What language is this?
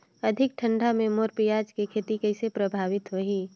Chhattisgarhi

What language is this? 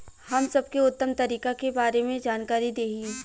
Bhojpuri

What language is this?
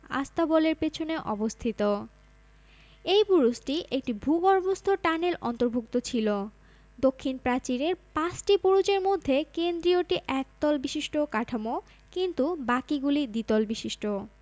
Bangla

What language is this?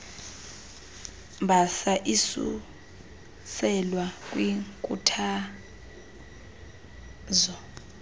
Xhosa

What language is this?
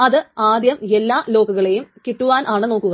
Malayalam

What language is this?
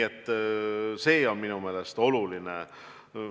Estonian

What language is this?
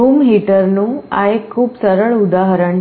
Gujarati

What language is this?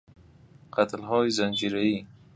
Persian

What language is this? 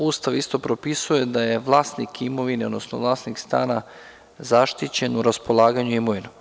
Serbian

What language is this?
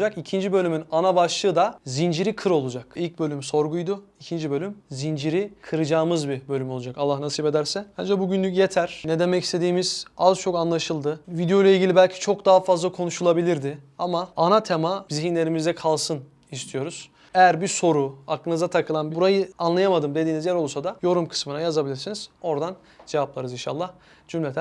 Turkish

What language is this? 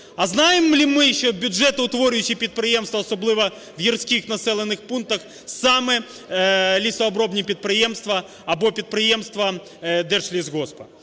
Ukrainian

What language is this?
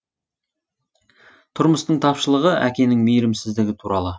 Kazakh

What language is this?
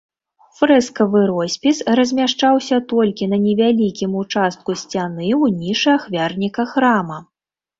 Belarusian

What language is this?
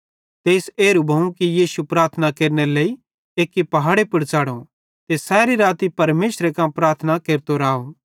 Bhadrawahi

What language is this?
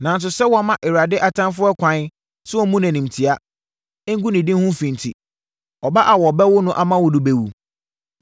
Akan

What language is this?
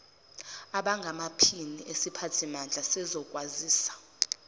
Zulu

